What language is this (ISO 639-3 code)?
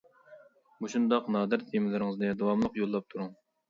uig